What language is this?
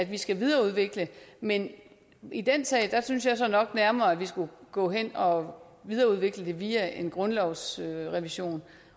Danish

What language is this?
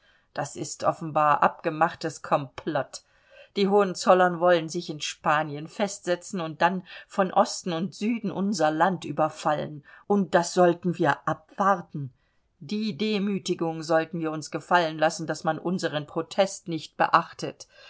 German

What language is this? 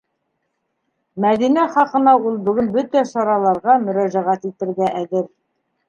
Bashkir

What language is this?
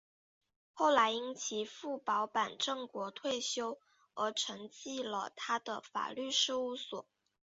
Chinese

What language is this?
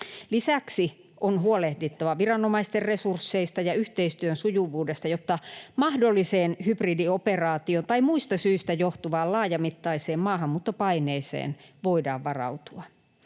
Finnish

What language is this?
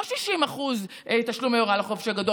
Hebrew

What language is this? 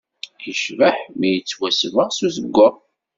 Kabyle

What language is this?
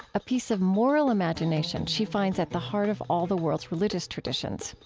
English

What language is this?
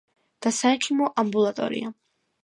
Georgian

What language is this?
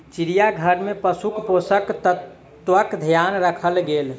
Maithili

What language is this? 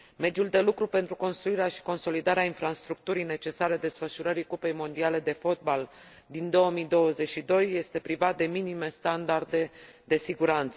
Romanian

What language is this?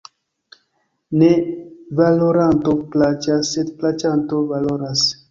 Esperanto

